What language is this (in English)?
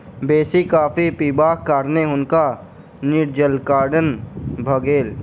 Maithili